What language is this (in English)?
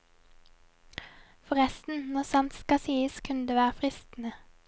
Norwegian